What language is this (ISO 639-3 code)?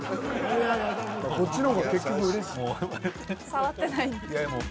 jpn